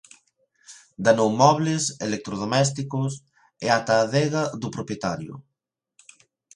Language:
Galician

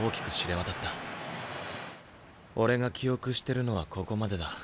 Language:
Japanese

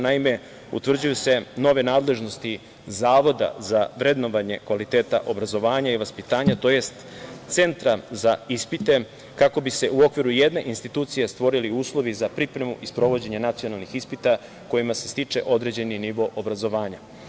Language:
Serbian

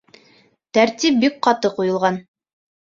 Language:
Bashkir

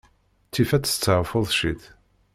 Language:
Kabyle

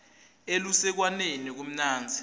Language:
Swati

